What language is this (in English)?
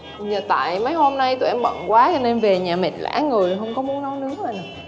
Vietnamese